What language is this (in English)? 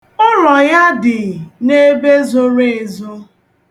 Igbo